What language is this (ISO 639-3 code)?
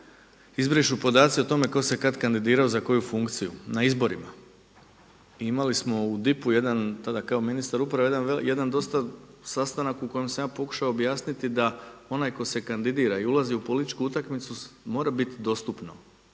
hrv